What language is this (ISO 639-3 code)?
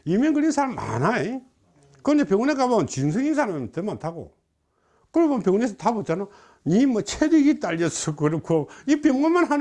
kor